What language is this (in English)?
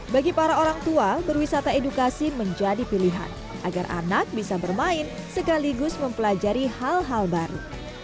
Indonesian